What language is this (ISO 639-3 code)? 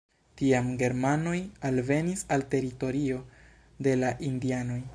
epo